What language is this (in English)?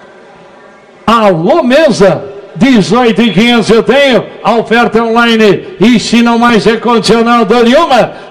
Portuguese